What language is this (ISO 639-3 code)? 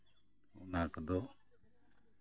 sat